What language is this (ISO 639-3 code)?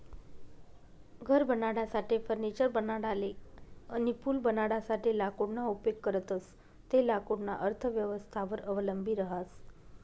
mar